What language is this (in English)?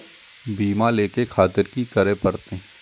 Maithili